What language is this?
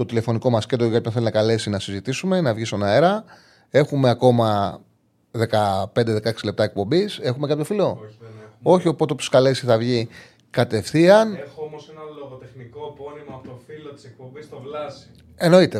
Greek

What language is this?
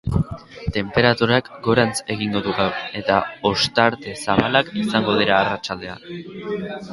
Basque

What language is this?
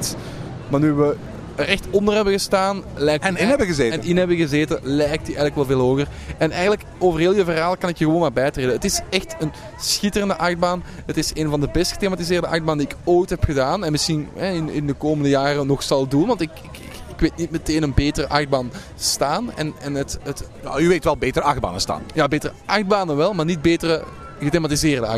Dutch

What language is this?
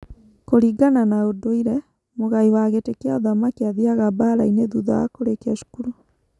Kikuyu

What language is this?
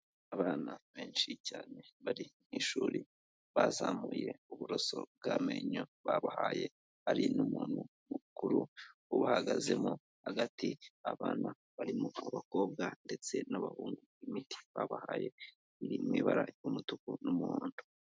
Kinyarwanda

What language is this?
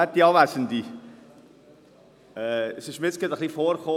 Swiss German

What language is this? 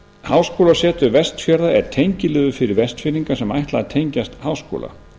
Icelandic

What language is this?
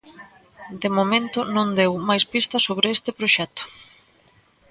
Galician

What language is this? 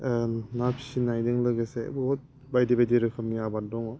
Bodo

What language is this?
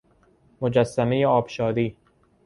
Persian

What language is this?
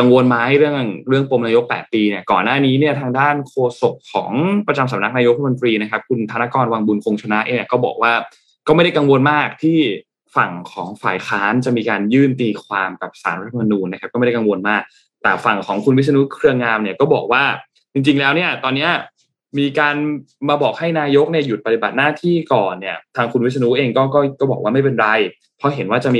Thai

